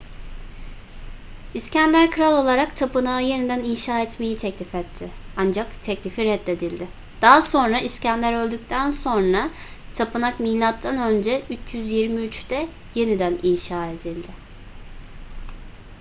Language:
Turkish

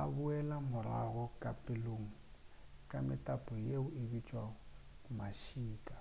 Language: Northern Sotho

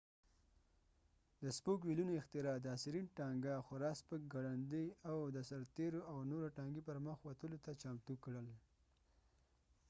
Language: Pashto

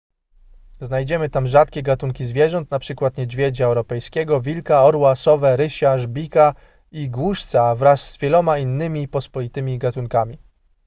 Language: Polish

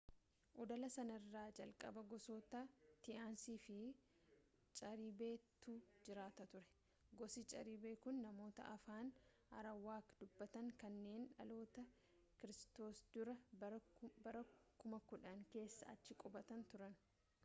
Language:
Oromo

